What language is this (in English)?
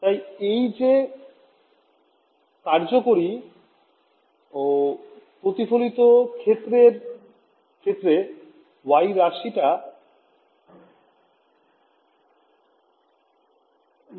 Bangla